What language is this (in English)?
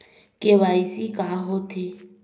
Chhattisgarhi